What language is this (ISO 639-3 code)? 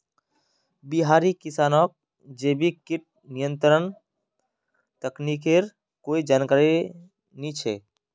mag